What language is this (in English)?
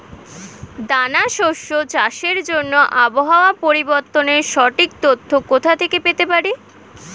Bangla